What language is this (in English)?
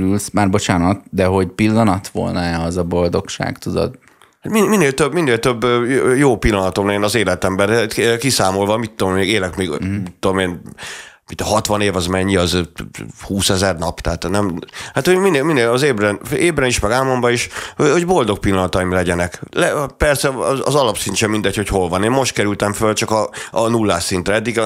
Hungarian